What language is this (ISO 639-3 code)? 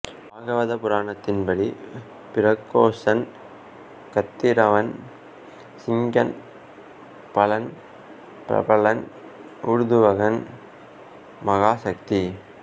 tam